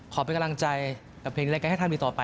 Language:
Thai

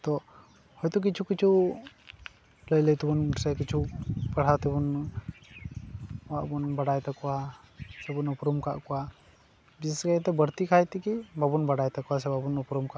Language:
Santali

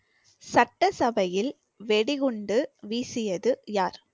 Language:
Tamil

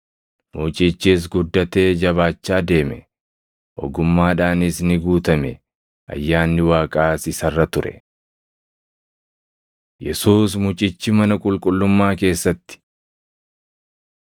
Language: Oromo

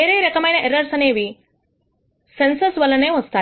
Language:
Telugu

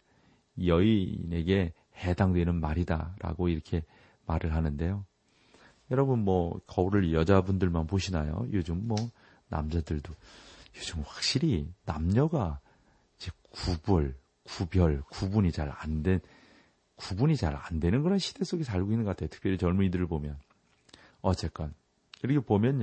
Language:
Korean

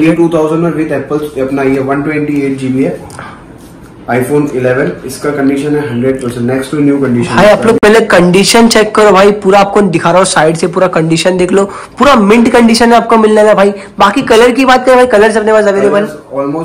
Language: Hindi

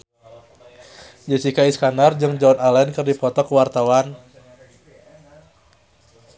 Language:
Sundanese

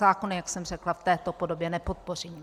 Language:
Czech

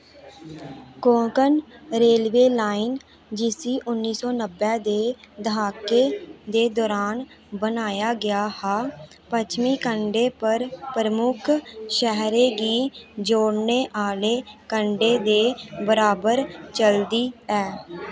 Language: Dogri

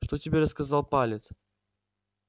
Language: Russian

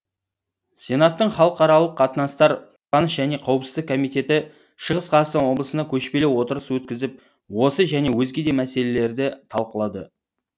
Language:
Kazakh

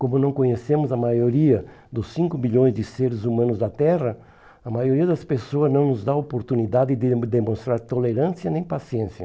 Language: Portuguese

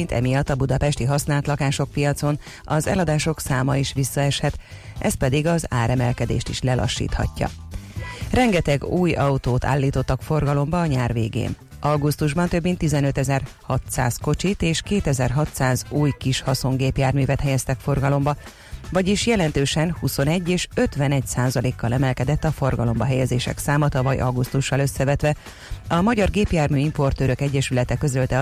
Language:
Hungarian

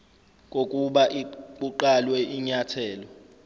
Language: Zulu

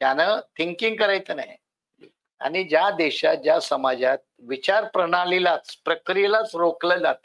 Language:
Marathi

